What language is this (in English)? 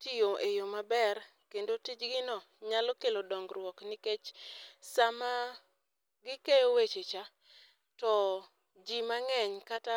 Luo (Kenya and Tanzania)